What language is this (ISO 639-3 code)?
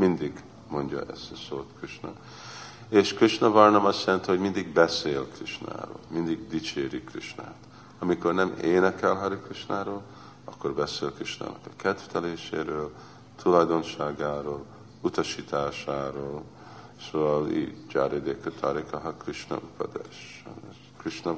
hun